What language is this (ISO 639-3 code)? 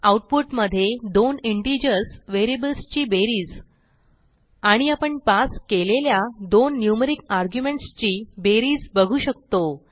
mar